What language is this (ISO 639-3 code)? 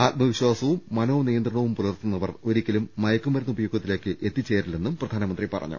mal